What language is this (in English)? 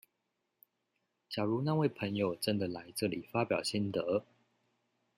Chinese